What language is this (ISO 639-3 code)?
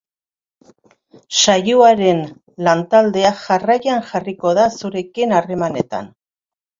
eus